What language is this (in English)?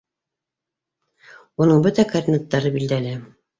Bashkir